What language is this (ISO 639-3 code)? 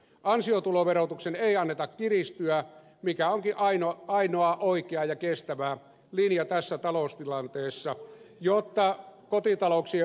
fin